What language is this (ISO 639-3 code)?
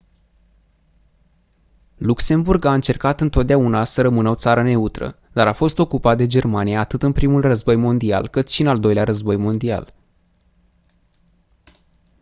ron